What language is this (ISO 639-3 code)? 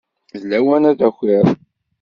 kab